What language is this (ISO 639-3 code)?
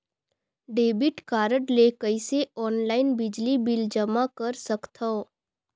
hne